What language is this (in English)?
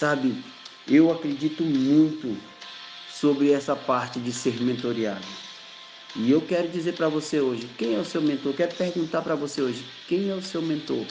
Portuguese